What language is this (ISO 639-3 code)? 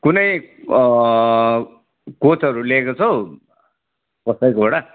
nep